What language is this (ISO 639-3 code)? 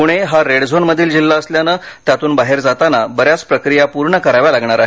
mar